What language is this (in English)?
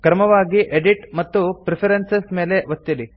Kannada